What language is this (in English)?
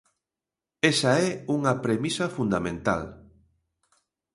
Galician